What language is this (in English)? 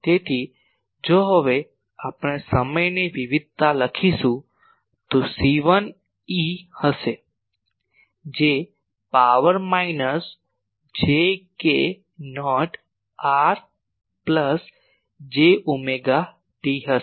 Gujarati